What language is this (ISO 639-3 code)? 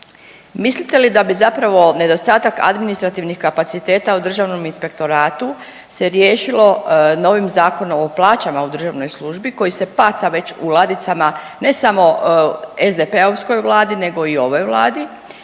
hrv